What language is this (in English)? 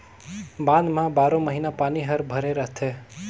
Chhattisgarhi